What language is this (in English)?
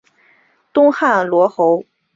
Chinese